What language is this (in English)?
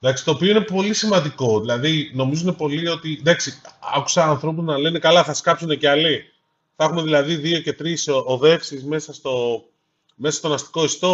Greek